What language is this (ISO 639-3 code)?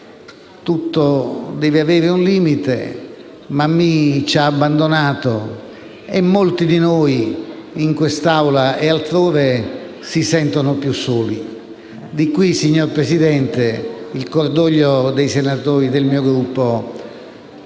ita